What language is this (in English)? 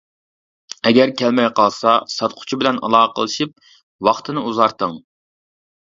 Uyghur